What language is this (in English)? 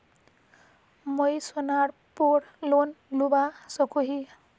Magahi